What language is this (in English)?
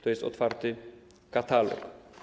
Polish